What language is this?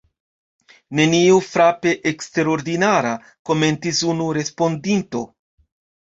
Esperanto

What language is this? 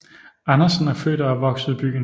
Danish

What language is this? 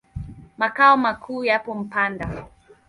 Swahili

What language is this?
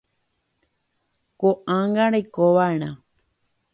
Guarani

